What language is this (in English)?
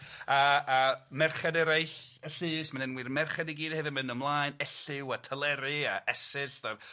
Welsh